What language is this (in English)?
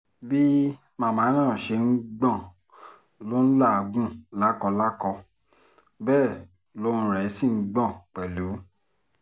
Yoruba